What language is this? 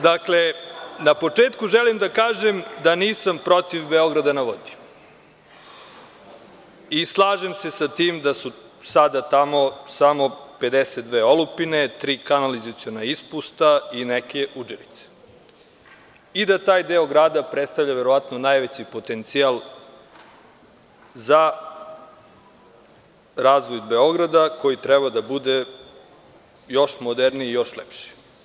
Serbian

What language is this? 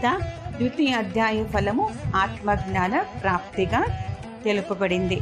Telugu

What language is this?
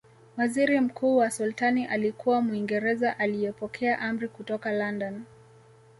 Swahili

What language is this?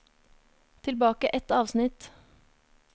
Norwegian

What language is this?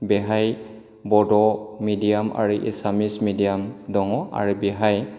Bodo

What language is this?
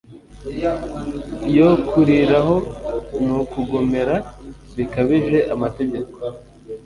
Kinyarwanda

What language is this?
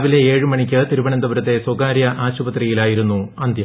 Malayalam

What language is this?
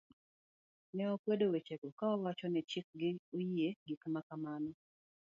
Luo (Kenya and Tanzania)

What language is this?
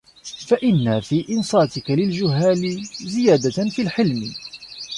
Arabic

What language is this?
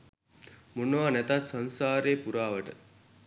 Sinhala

